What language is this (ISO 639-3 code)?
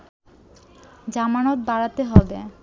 ben